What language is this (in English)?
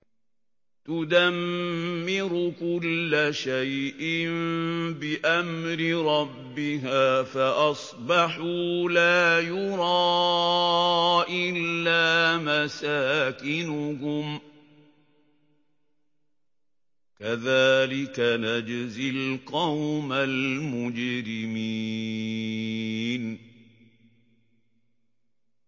Arabic